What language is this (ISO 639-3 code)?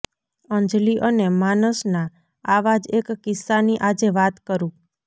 guj